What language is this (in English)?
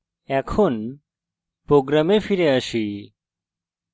Bangla